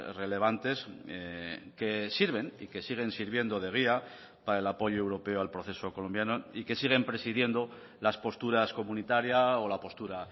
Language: Spanish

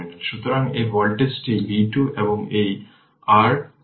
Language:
Bangla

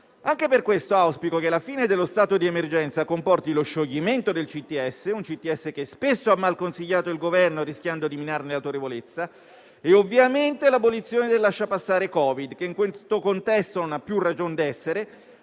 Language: Italian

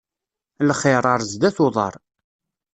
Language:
Kabyle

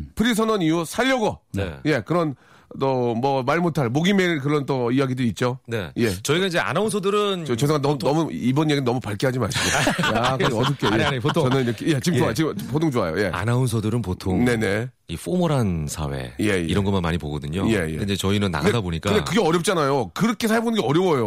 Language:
Korean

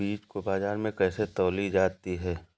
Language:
Hindi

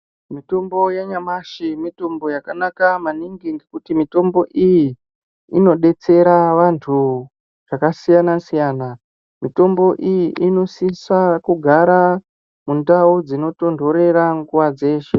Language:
Ndau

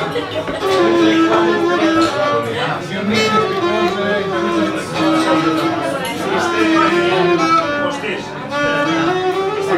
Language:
Arabic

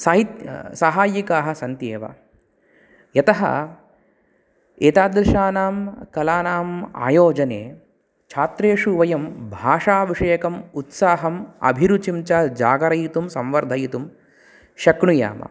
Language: Sanskrit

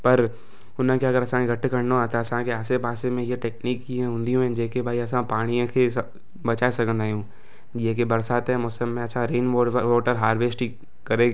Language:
Sindhi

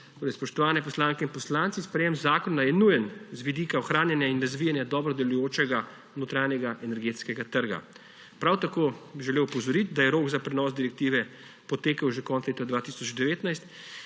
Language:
Slovenian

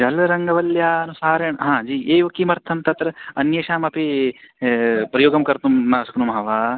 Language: Sanskrit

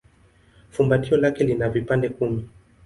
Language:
Swahili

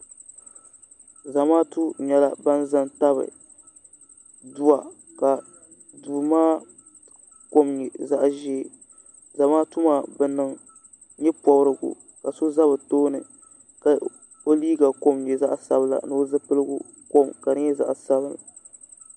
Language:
Dagbani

